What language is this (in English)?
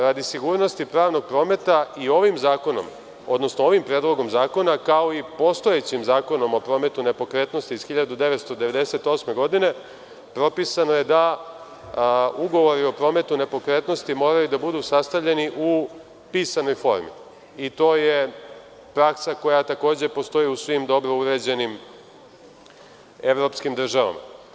Serbian